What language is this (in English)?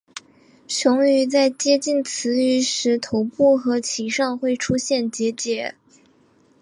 Chinese